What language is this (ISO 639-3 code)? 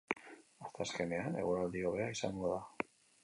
eus